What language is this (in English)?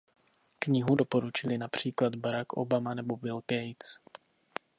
Czech